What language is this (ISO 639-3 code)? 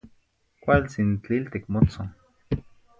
nhi